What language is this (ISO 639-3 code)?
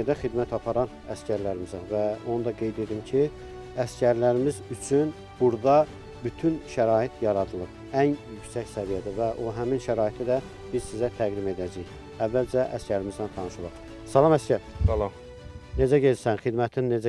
tur